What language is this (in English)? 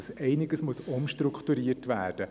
Swiss German